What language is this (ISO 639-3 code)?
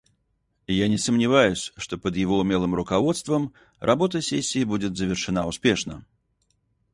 rus